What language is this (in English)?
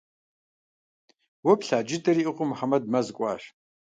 Kabardian